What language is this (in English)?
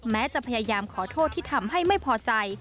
Thai